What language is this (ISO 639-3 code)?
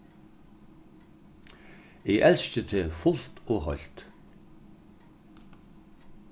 fao